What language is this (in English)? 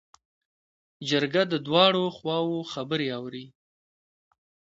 Pashto